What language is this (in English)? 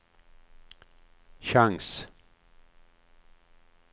Swedish